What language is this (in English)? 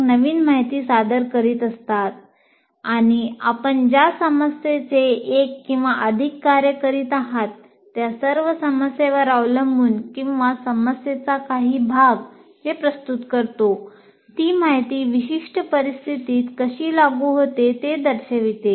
Marathi